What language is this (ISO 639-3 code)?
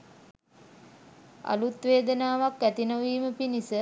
sin